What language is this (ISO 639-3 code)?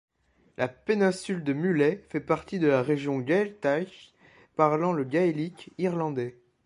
fra